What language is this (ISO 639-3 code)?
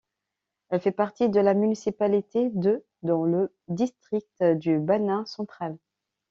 fra